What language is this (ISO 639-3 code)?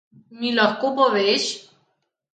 slv